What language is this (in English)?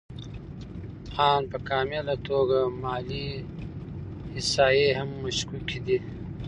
Pashto